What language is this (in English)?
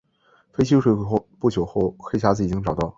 Chinese